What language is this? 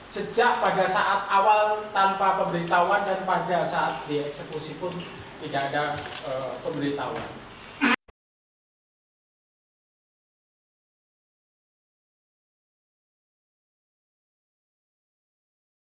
Indonesian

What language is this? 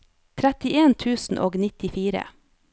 Norwegian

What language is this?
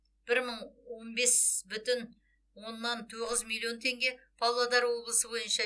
Kazakh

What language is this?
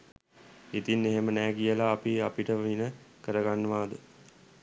Sinhala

